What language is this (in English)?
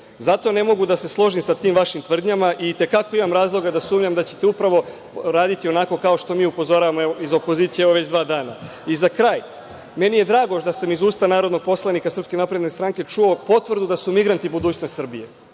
Serbian